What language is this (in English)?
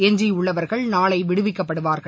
Tamil